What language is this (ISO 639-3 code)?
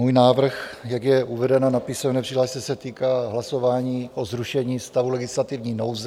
ces